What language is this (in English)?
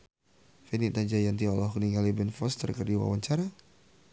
Sundanese